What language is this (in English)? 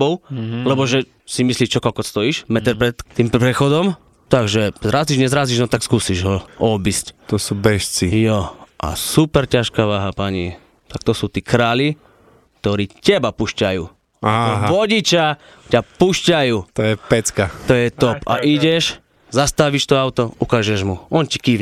Slovak